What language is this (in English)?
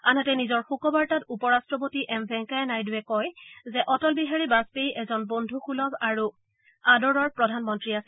Assamese